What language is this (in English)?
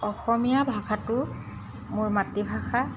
Assamese